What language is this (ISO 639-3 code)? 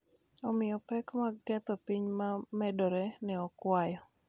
luo